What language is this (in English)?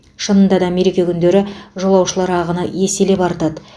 Kazakh